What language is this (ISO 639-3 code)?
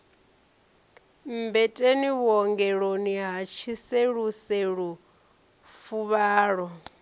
ven